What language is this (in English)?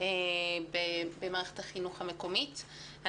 Hebrew